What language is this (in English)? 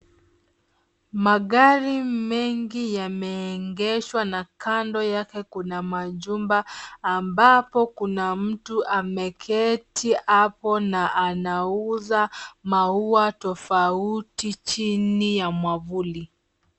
Swahili